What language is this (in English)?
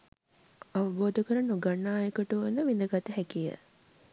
Sinhala